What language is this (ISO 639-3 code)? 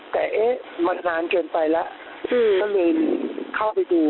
tha